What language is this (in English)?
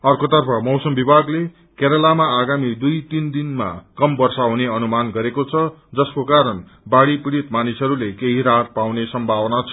Nepali